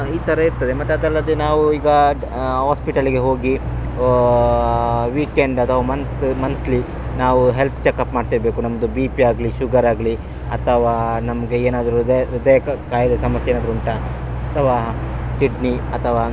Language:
Kannada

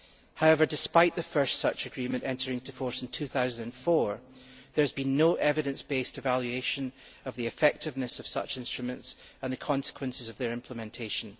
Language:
English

